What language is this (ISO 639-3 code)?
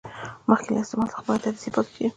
pus